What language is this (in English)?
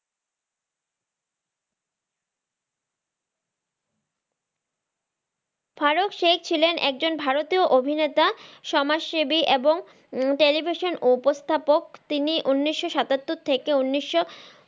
Bangla